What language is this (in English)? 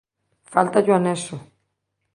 Galician